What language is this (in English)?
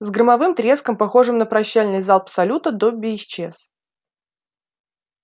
Russian